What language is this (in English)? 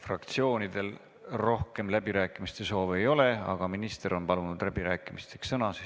Estonian